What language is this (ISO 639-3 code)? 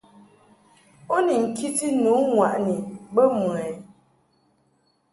mhk